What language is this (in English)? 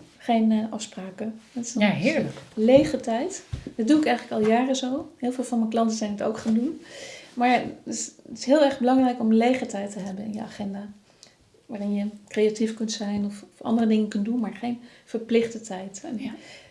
Dutch